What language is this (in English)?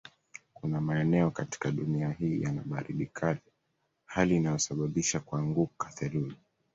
Swahili